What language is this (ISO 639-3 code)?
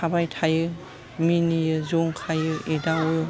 brx